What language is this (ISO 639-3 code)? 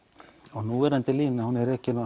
isl